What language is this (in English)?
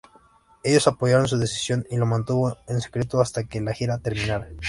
Spanish